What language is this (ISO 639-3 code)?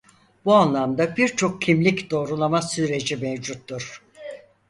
tur